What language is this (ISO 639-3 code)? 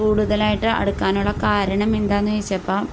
mal